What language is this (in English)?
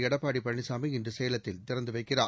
Tamil